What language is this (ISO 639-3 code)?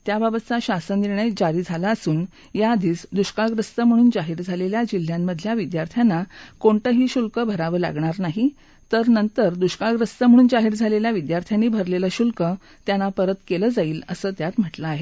mar